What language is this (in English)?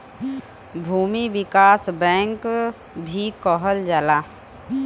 Bhojpuri